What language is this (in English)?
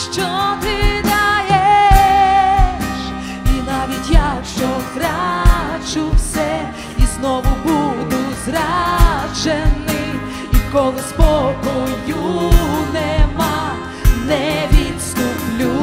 Ukrainian